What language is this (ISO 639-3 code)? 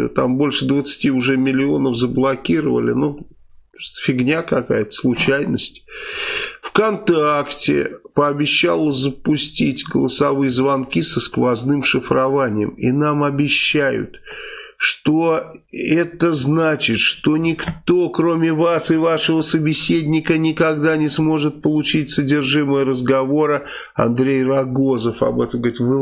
rus